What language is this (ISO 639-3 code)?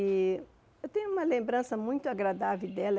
por